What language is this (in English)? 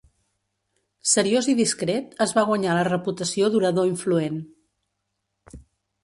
Catalan